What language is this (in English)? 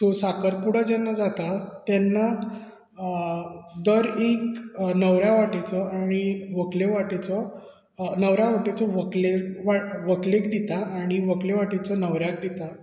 Konkani